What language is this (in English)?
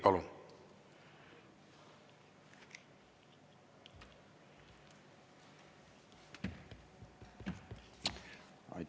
Estonian